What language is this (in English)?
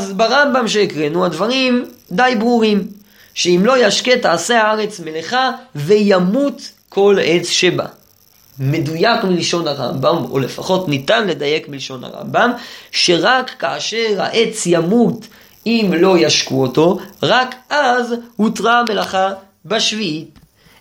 Hebrew